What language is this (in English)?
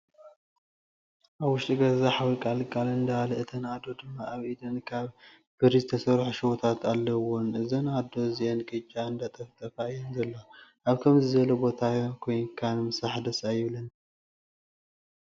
Tigrinya